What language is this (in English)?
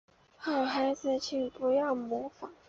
Chinese